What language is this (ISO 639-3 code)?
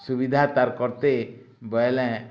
ori